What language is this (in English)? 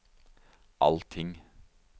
Norwegian